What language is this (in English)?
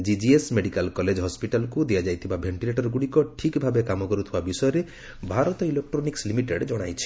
Odia